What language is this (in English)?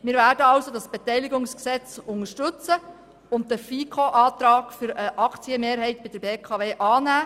Swiss German